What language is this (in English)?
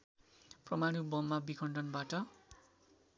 Nepali